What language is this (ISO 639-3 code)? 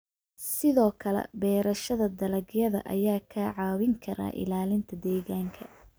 som